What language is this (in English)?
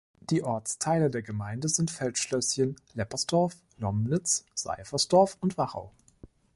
German